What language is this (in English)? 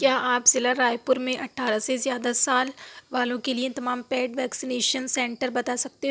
Urdu